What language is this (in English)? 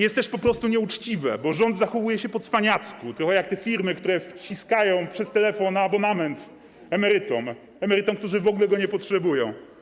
Polish